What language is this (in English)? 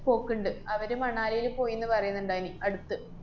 Malayalam